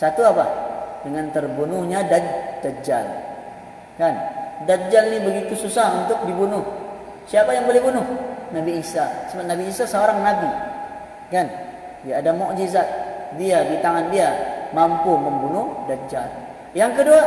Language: Malay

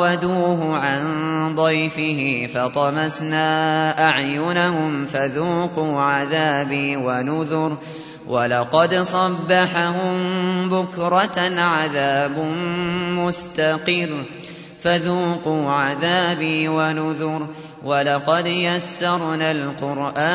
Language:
Arabic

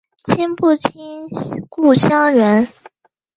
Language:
Chinese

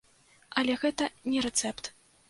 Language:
Belarusian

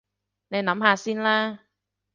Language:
Cantonese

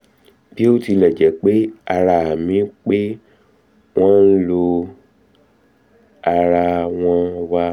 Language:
Yoruba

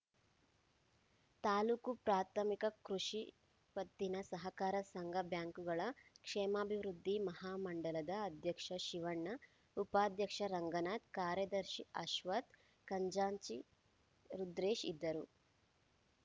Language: Kannada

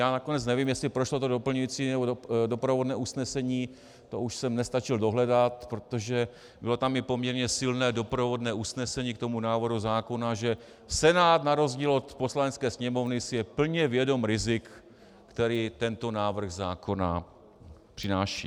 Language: Czech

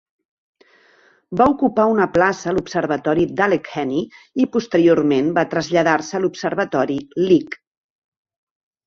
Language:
Catalan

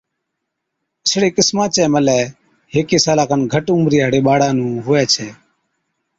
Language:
Od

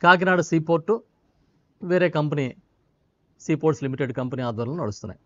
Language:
Telugu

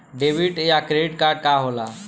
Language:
Bhojpuri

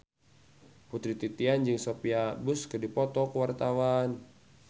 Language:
Sundanese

